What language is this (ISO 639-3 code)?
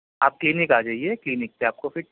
urd